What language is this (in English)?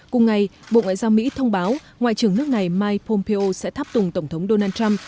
Vietnamese